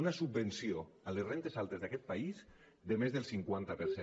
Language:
Catalan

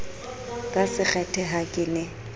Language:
Southern Sotho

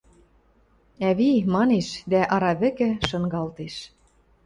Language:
Western Mari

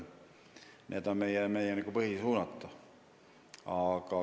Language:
Estonian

